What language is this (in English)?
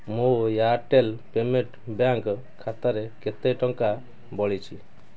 Odia